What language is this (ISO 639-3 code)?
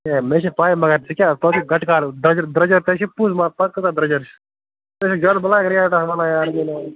kas